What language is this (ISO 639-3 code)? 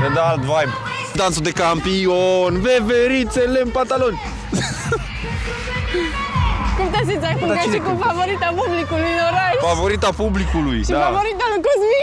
ron